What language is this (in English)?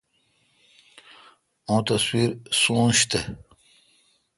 Kalkoti